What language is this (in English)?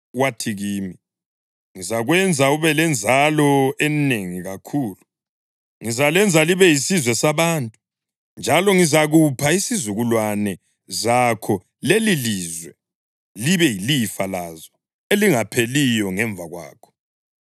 North Ndebele